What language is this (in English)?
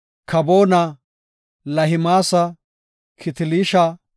Gofa